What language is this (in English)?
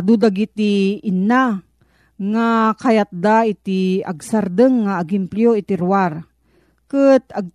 Filipino